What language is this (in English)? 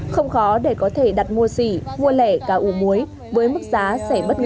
Vietnamese